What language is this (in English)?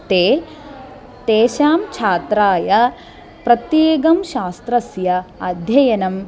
Sanskrit